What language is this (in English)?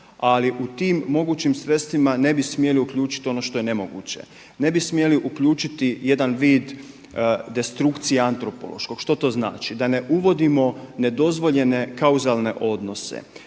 Croatian